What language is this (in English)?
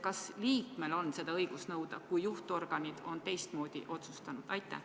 Estonian